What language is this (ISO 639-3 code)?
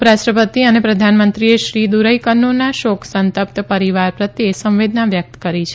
guj